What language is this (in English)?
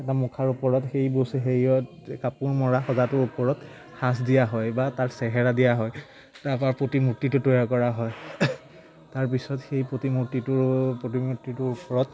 Assamese